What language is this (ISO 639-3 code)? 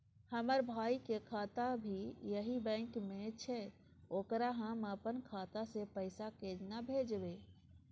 mai